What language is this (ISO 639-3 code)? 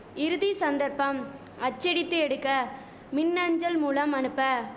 tam